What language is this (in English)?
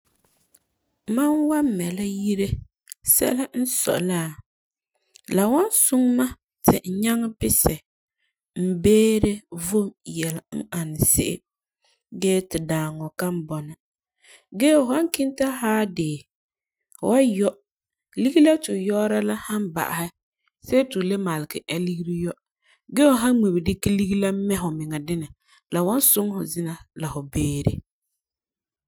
Frafra